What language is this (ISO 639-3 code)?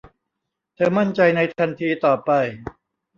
tha